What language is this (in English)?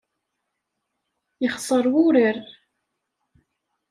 Kabyle